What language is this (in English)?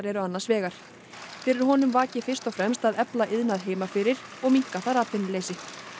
Icelandic